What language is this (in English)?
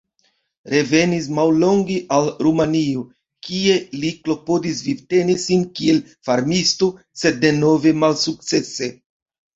Esperanto